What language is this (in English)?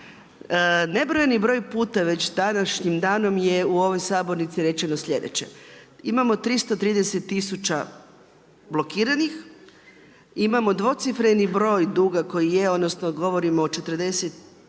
Croatian